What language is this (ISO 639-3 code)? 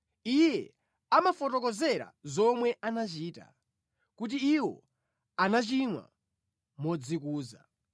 nya